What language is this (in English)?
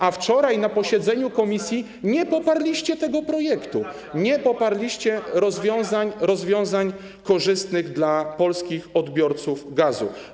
Polish